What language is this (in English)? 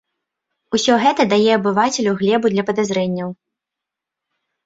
Belarusian